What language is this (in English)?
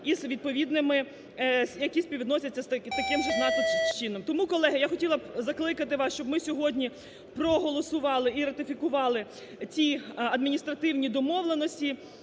Ukrainian